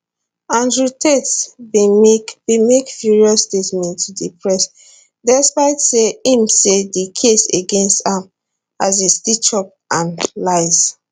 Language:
Nigerian Pidgin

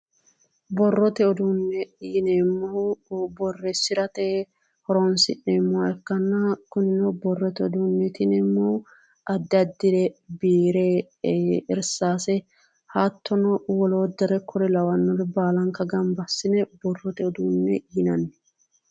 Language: Sidamo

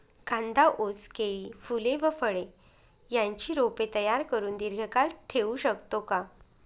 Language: Marathi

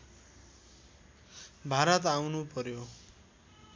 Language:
Nepali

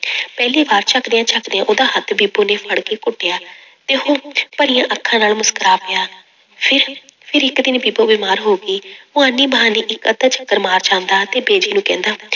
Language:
Punjabi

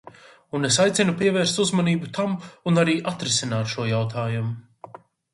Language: Latvian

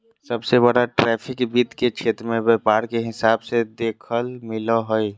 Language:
Magahi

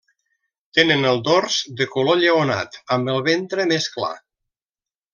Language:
Catalan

